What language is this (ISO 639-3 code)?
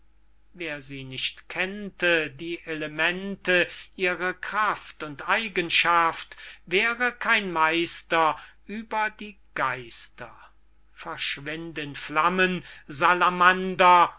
deu